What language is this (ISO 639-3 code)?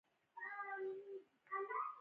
pus